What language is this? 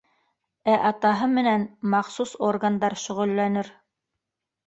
Bashkir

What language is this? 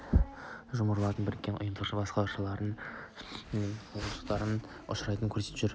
Kazakh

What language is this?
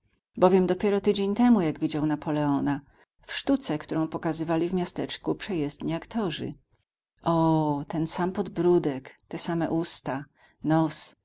Polish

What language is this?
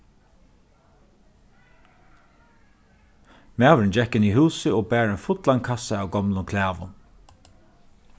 Faroese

